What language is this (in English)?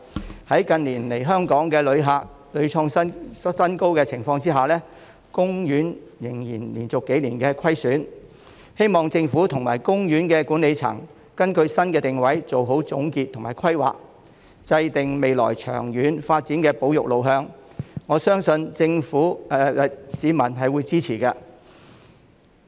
Cantonese